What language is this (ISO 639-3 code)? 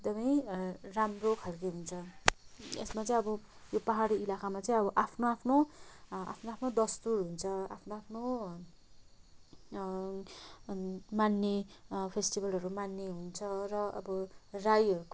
nep